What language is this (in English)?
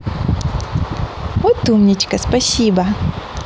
Russian